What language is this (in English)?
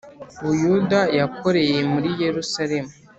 Kinyarwanda